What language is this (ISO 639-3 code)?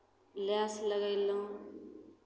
mai